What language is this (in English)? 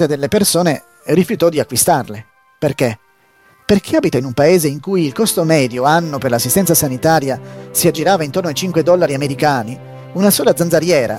Italian